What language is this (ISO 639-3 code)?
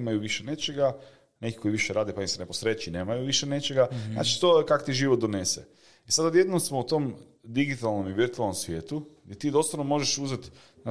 hrv